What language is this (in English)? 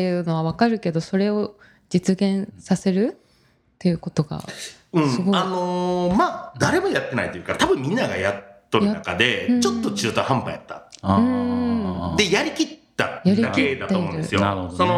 Japanese